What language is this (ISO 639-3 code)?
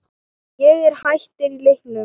isl